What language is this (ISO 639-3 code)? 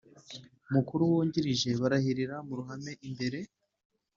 kin